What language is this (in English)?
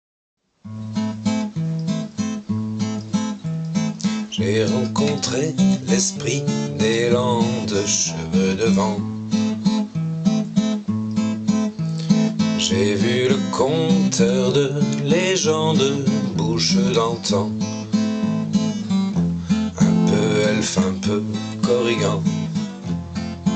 French